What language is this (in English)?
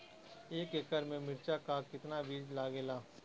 Bhojpuri